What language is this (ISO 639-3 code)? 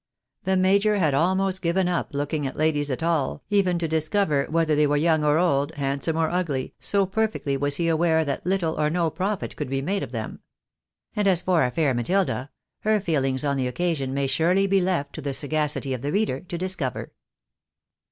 eng